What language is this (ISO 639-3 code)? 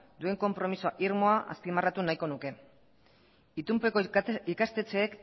eus